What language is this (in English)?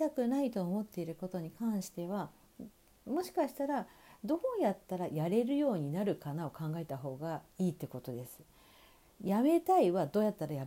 Japanese